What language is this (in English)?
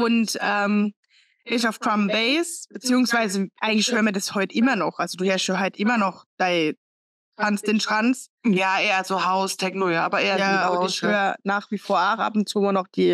German